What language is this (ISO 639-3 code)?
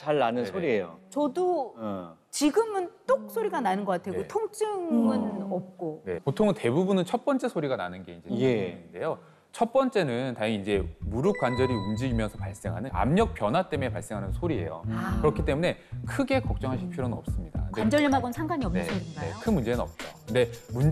kor